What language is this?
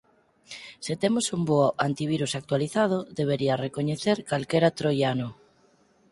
Galician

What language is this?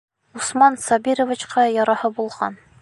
Bashkir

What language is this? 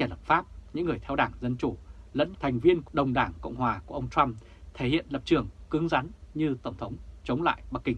Vietnamese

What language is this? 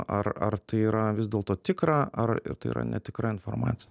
Lithuanian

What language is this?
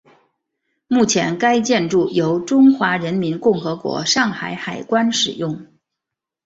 Chinese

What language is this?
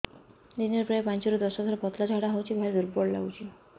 Odia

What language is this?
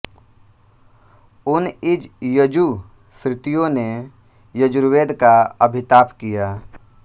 Hindi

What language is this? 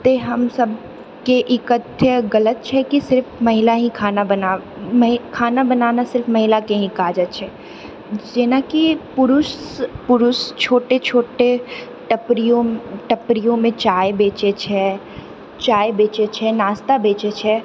Maithili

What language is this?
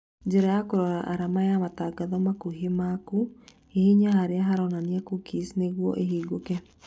Kikuyu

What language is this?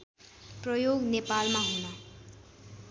Nepali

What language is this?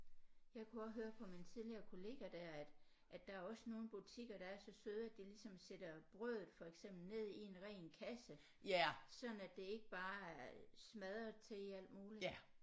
Danish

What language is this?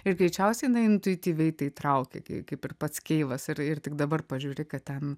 Lithuanian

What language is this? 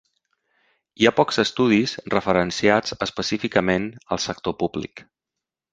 Catalan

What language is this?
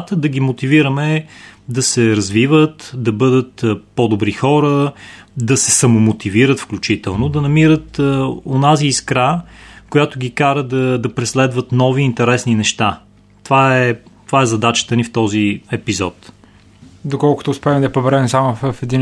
Bulgarian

